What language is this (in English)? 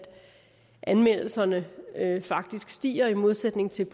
Danish